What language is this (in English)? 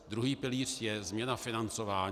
Czech